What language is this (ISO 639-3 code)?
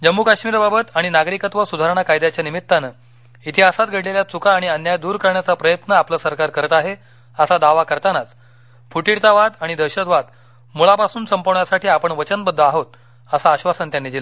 mar